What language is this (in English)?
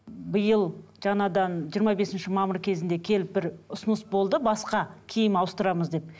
Kazakh